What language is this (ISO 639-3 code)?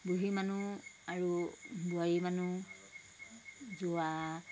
asm